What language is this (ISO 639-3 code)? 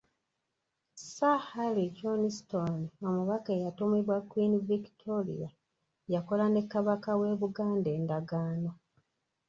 lug